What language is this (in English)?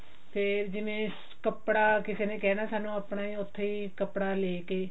Punjabi